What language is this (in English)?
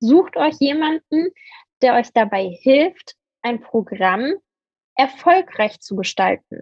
German